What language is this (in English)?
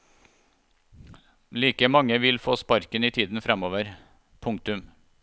Norwegian